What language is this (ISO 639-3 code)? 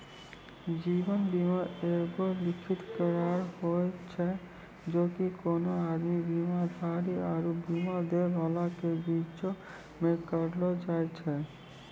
mai